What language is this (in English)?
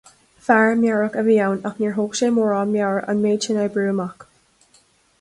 Irish